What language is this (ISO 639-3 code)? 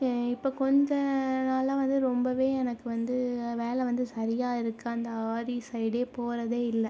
tam